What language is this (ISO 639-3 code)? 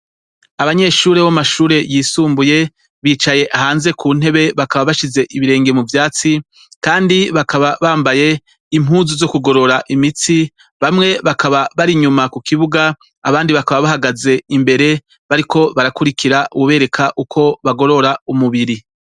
run